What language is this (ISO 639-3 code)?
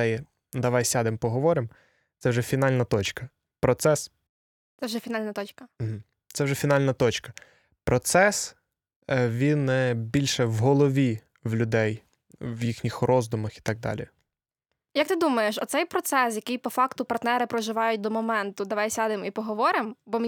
ukr